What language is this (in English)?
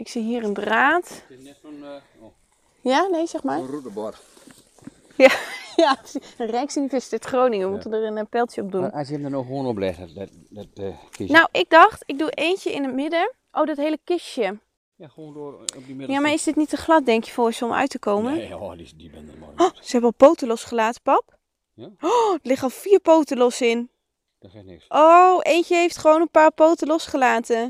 Dutch